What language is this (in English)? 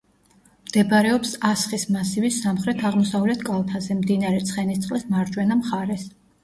Georgian